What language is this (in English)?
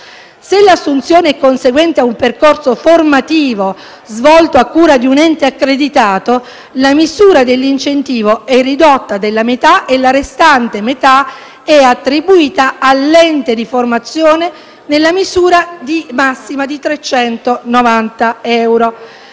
Italian